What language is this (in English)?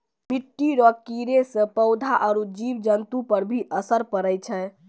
Maithili